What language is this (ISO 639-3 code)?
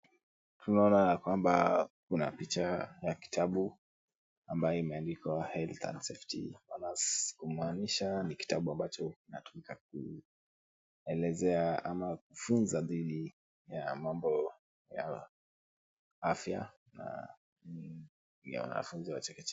swa